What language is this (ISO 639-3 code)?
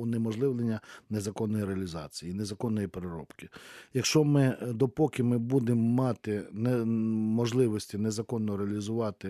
ukr